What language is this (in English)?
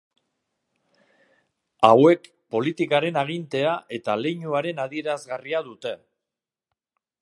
Basque